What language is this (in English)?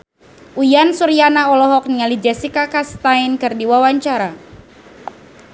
Sundanese